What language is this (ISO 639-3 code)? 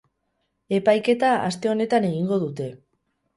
eus